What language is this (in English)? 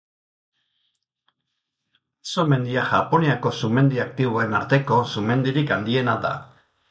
Basque